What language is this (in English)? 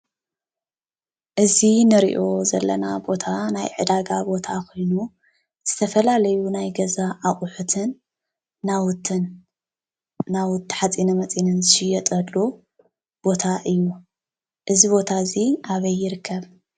Tigrinya